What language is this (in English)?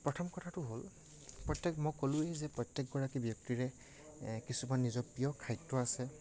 Assamese